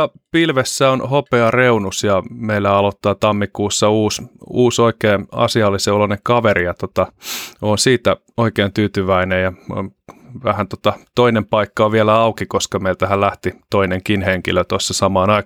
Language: Finnish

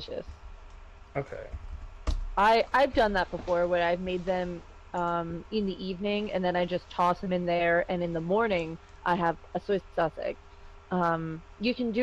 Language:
English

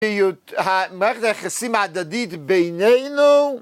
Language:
Hebrew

